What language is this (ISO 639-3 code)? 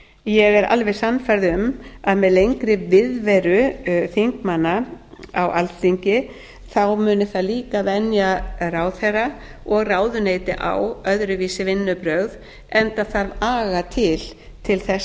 isl